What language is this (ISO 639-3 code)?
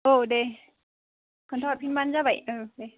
brx